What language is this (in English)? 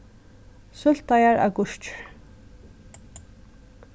Faroese